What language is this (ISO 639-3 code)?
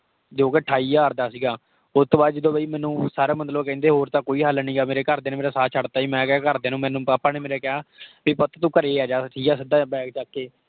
pan